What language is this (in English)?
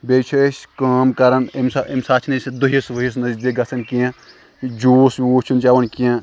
Kashmiri